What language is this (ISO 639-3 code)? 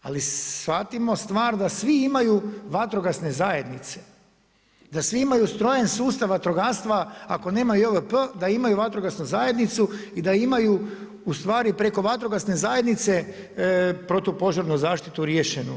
hrv